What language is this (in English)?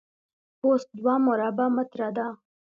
Pashto